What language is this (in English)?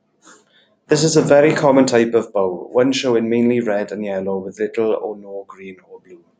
English